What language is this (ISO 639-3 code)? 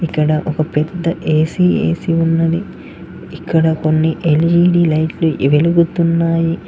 tel